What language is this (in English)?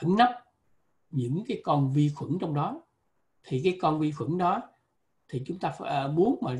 Vietnamese